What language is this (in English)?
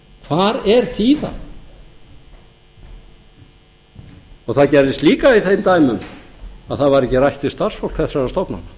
Icelandic